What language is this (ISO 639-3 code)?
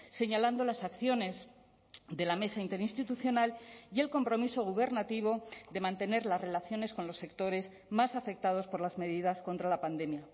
spa